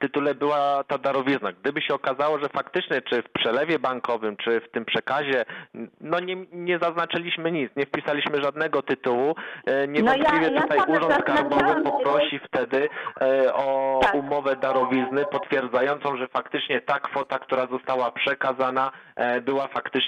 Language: Polish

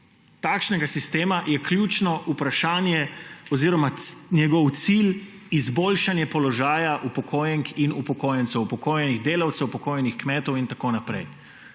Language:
Slovenian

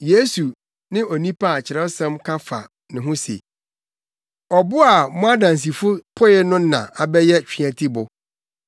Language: Akan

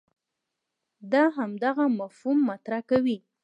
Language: Pashto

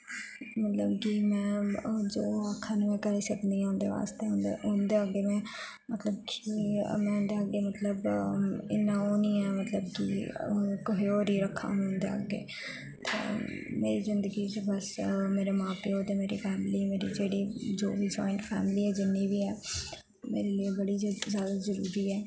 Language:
Dogri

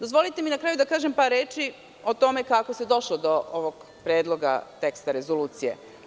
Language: Serbian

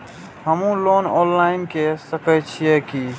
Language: Maithili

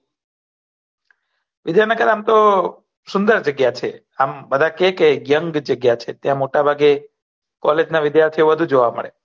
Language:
Gujarati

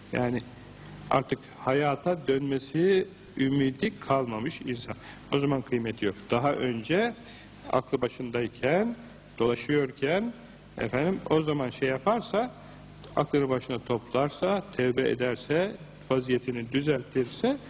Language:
Turkish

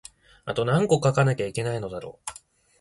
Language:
Japanese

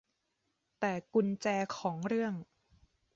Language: Thai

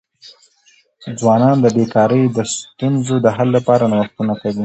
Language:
Pashto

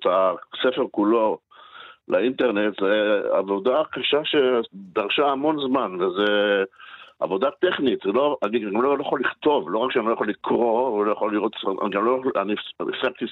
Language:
Hebrew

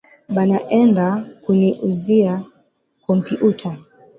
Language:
Swahili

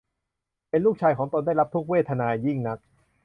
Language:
Thai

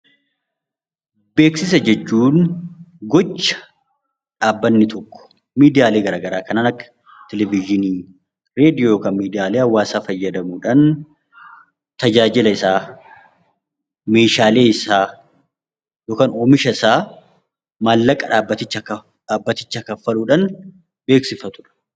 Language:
Oromo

